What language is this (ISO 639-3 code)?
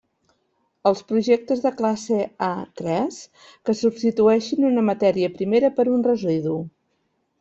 cat